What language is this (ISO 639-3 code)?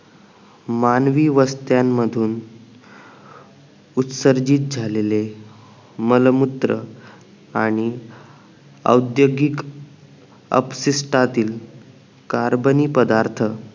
mar